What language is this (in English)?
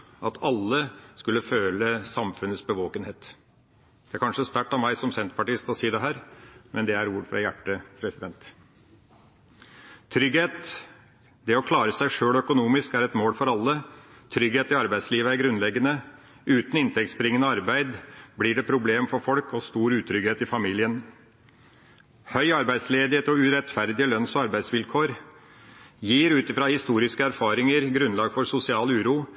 Norwegian Bokmål